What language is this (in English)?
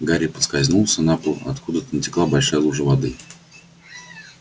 Russian